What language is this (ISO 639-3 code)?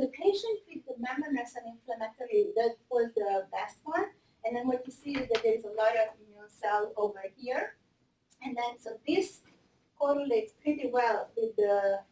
eng